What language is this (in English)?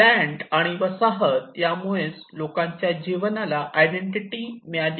Marathi